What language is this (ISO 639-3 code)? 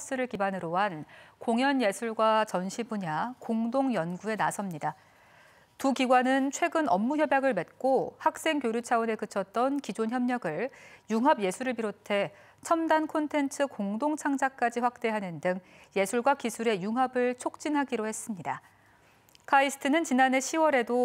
kor